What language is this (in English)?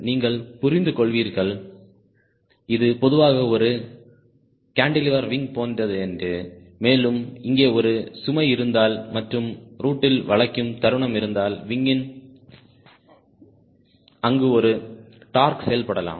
Tamil